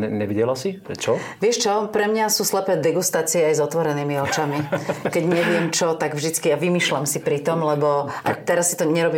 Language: Slovak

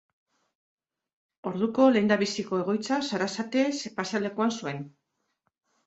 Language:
Basque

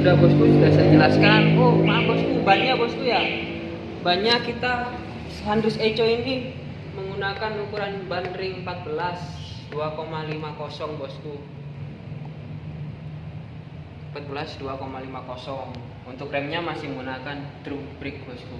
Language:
Indonesian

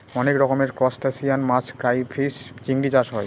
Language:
Bangla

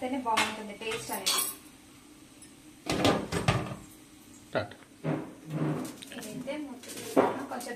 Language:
Telugu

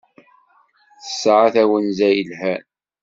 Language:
Kabyle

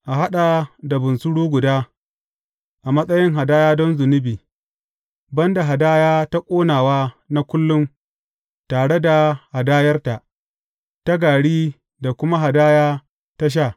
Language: Hausa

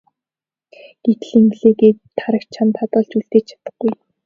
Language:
Mongolian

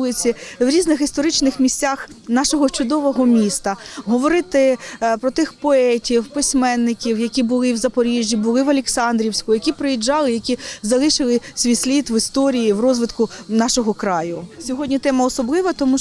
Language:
Ukrainian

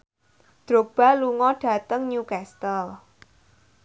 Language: Javanese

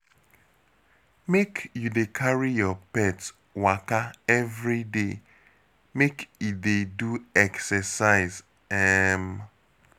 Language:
Nigerian Pidgin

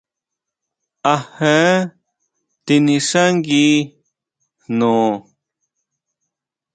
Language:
Huautla Mazatec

